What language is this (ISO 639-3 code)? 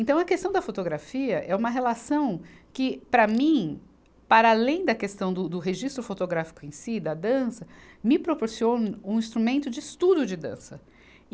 por